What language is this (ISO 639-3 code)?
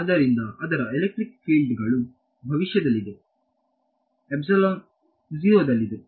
kan